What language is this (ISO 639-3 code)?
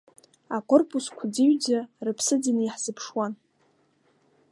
abk